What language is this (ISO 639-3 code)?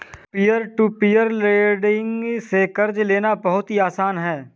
hin